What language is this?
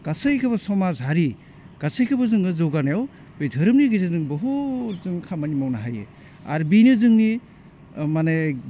Bodo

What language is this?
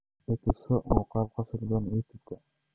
Somali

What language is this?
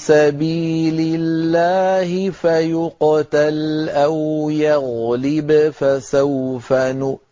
Arabic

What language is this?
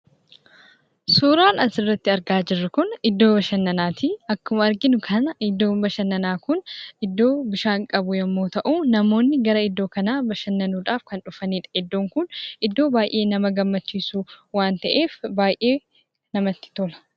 Oromo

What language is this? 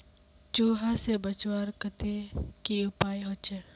Magahi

